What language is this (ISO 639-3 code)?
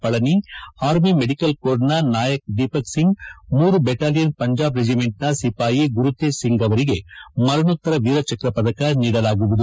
kan